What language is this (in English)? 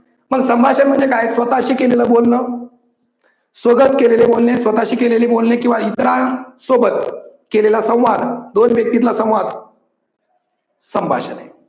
Marathi